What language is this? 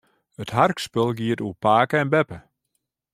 Western Frisian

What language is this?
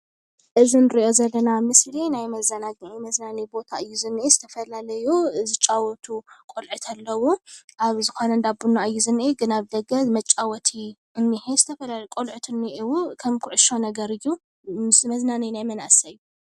Tigrinya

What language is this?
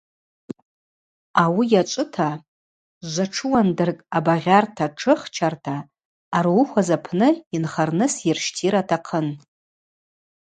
Abaza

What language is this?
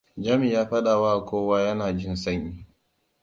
Hausa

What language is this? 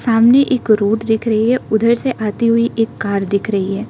Hindi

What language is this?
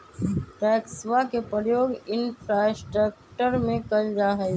Magahi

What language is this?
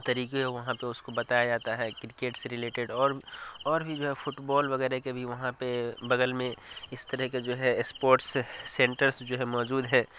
Urdu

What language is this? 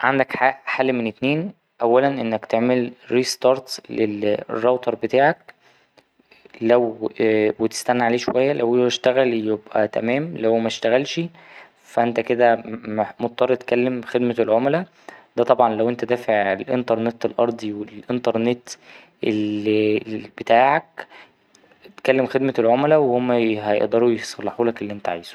Egyptian Arabic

